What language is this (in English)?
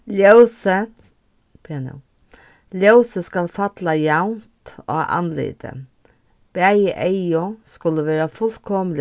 Faroese